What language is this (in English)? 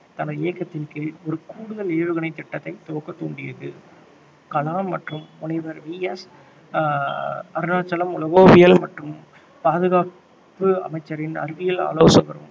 Tamil